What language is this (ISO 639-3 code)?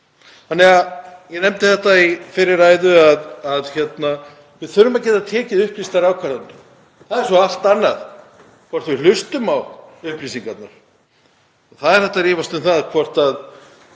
isl